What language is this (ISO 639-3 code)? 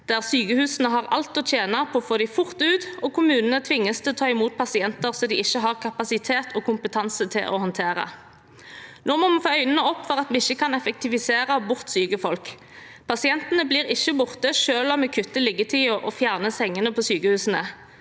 nor